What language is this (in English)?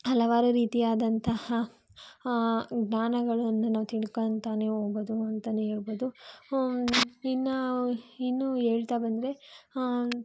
Kannada